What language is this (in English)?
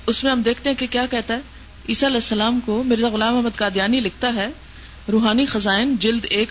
Urdu